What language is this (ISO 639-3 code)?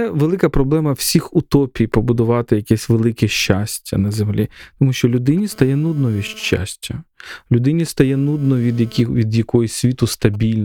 ukr